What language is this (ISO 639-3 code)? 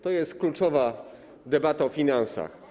pol